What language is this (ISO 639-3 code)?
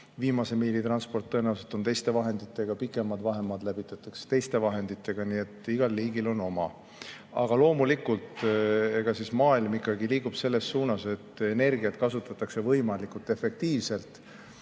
est